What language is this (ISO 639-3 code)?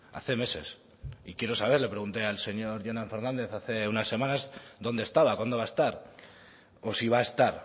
spa